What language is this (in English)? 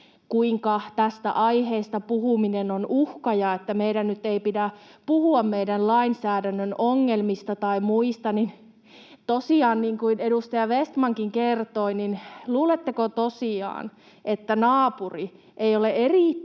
Finnish